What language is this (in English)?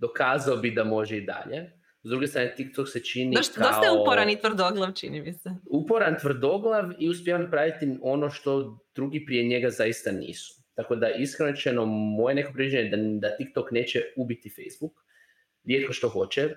Croatian